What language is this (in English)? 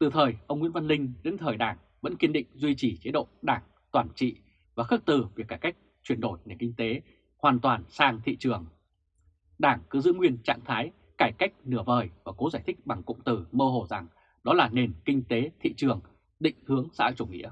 Vietnamese